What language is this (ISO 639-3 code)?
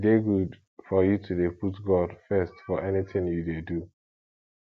pcm